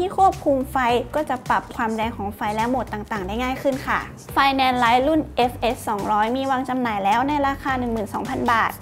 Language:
Thai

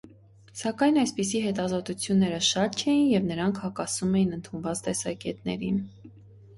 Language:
Armenian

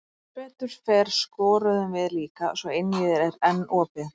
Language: Icelandic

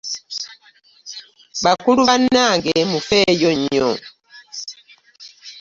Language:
Ganda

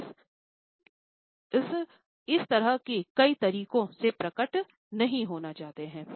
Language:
Hindi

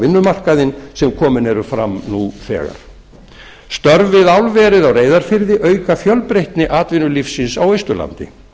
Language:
Icelandic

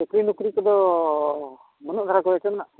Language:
Santali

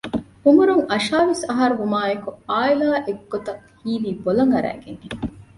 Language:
Divehi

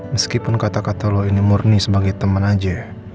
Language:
Indonesian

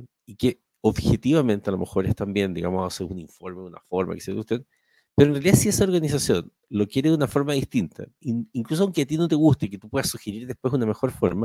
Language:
Spanish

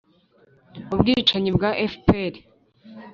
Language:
Kinyarwanda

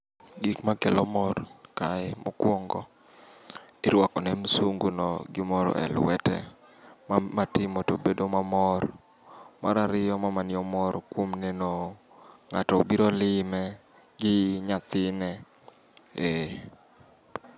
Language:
Luo (Kenya and Tanzania)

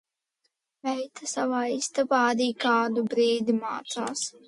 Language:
Latvian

